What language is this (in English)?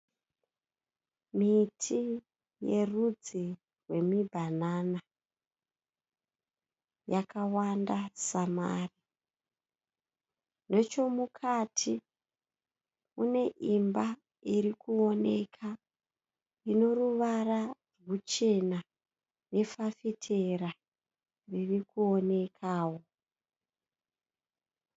Shona